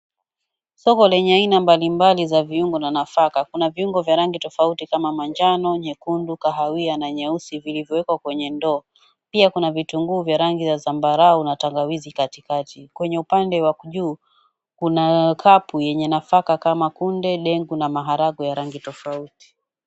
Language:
Swahili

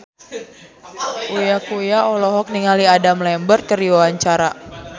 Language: Sundanese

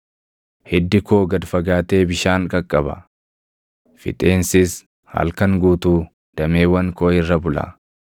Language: Oromo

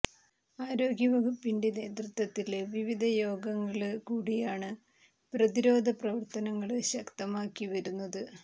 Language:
Malayalam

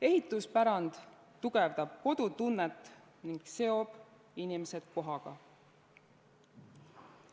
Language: Estonian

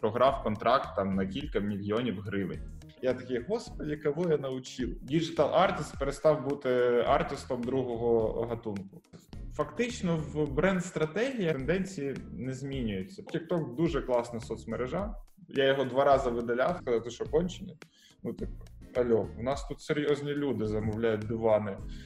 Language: Ukrainian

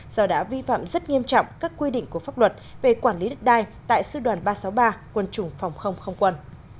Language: Vietnamese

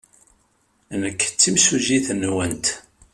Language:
Kabyle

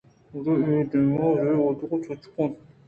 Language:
Eastern Balochi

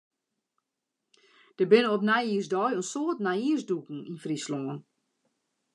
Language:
Western Frisian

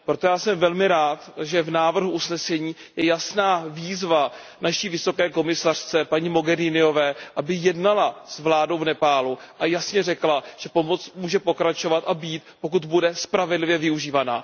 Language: Czech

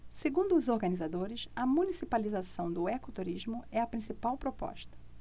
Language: Portuguese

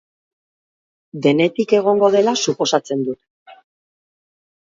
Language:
Basque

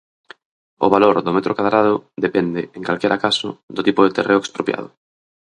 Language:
Galician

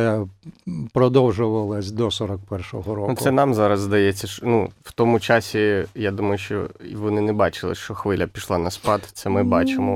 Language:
Ukrainian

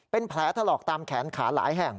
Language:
Thai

